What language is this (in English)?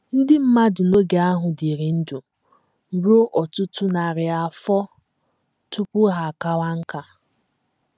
Igbo